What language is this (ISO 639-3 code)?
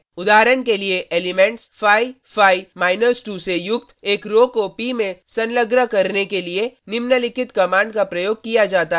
hin